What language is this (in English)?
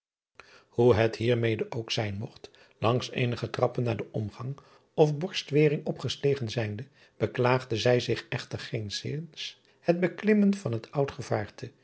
Dutch